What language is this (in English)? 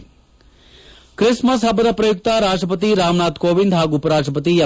Kannada